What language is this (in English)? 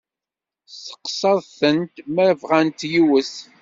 Kabyle